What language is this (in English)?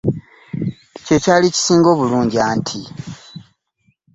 Ganda